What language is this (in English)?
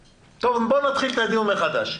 Hebrew